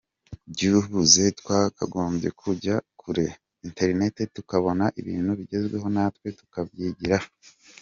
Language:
Kinyarwanda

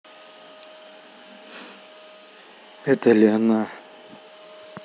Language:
Russian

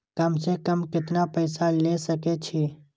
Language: Maithili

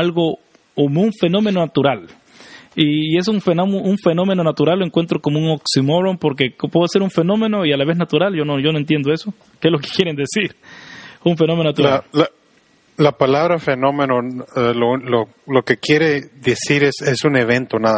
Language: Spanish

